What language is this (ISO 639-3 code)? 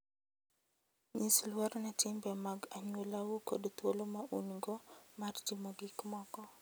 luo